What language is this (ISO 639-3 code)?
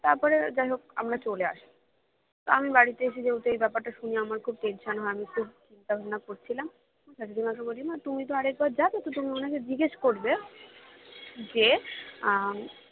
ben